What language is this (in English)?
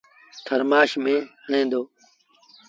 Sindhi Bhil